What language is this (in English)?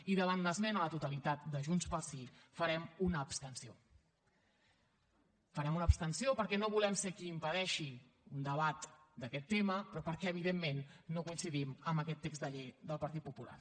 Catalan